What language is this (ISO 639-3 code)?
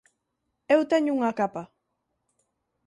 glg